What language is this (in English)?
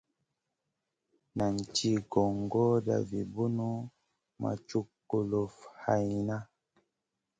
Masana